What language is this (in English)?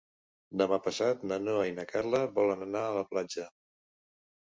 Catalan